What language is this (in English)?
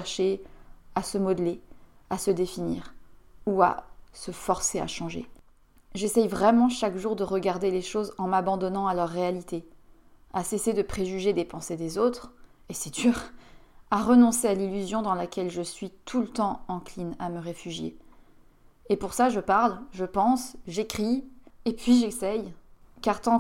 French